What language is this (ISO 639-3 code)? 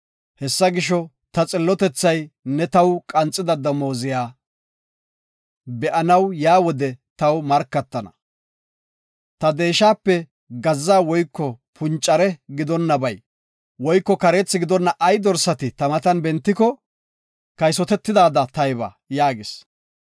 gof